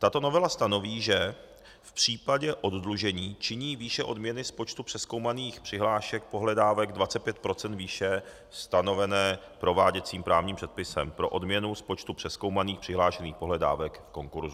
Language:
Czech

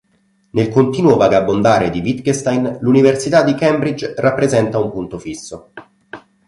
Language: Italian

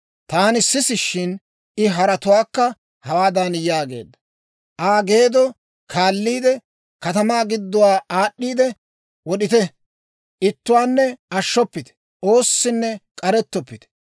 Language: Dawro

